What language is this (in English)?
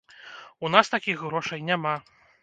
Belarusian